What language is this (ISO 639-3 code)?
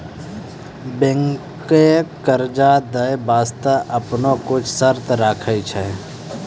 mai